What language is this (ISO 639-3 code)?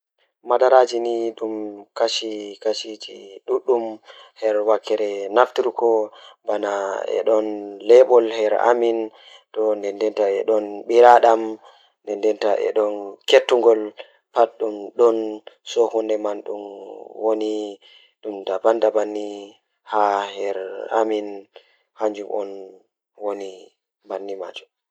ful